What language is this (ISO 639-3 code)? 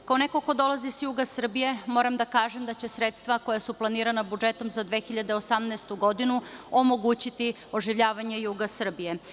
srp